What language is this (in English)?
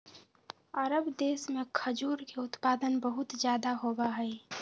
Magahi